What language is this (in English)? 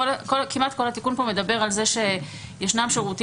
Hebrew